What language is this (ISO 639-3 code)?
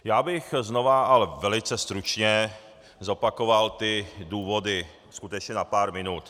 ces